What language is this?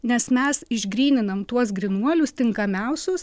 Lithuanian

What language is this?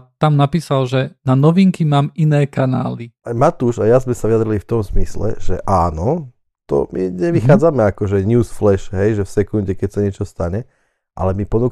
Slovak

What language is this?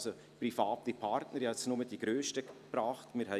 Swiss German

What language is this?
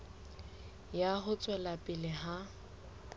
Southern Sotho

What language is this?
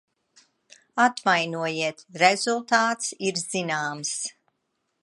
Latvian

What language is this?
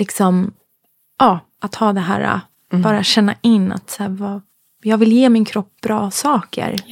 Swedish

